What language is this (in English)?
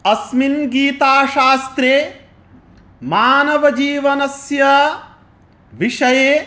Sanskrit